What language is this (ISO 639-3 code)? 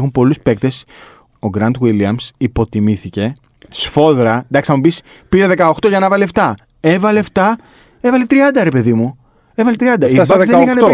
ell